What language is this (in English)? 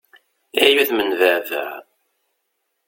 Kabyle